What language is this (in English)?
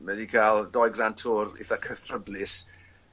Welsh